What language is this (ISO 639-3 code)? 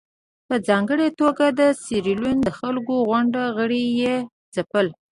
pus